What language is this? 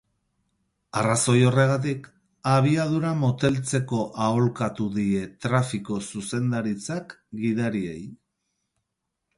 Basque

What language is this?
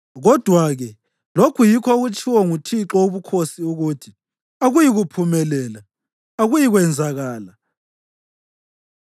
North Ndebele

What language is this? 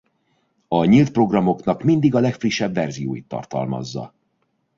Hungarian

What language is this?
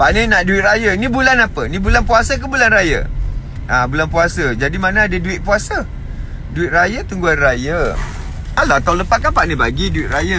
Malay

